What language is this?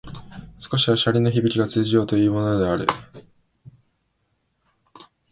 Japanese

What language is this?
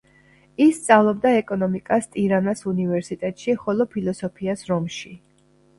Georgian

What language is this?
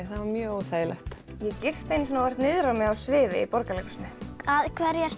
Icelandic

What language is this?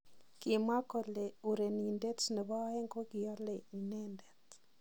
Kalenjin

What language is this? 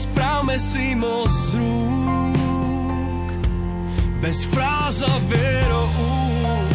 Slovak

